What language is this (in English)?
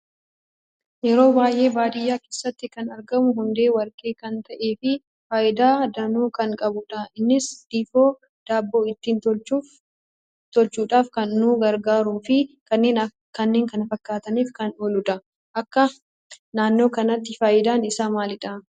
Oromo